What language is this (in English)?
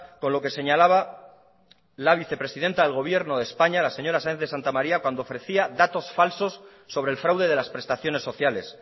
Spanish